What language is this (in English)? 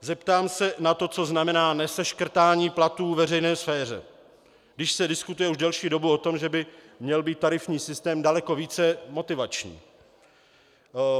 Czech